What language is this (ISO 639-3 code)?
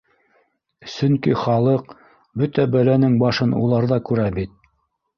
bak